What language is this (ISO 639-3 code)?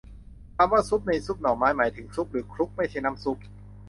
tha